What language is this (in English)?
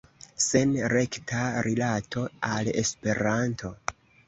Esperanto